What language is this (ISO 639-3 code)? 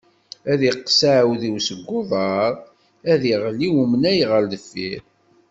kab